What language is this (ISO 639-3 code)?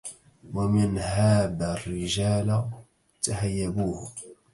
ara